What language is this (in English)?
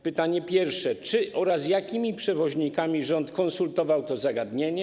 Polish